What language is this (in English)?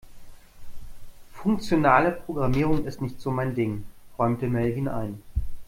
German